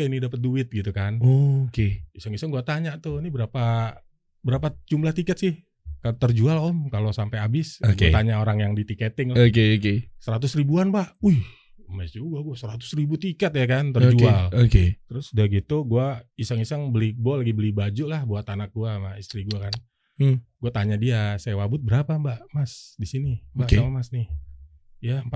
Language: Indonesian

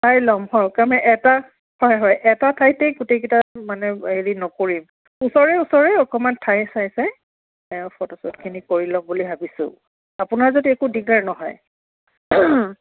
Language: Assamese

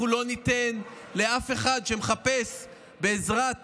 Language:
Hebrew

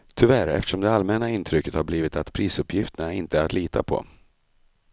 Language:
Swedish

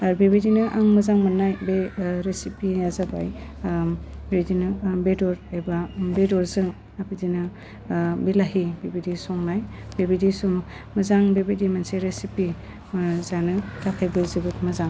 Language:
Bodo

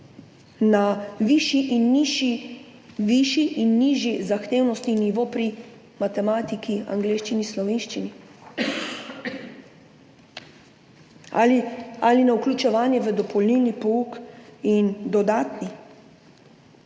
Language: Slovenian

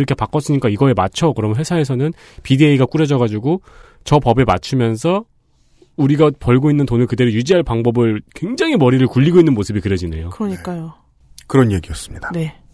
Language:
Korean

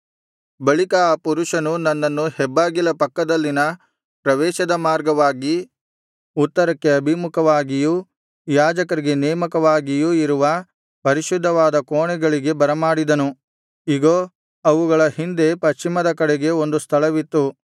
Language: Kannada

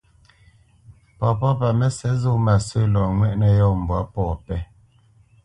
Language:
Bamenyam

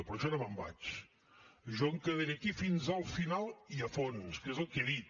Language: Catalan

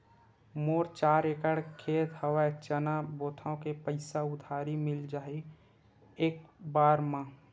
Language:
Chhattisgarhi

